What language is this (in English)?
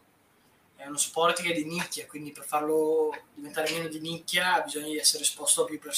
Italian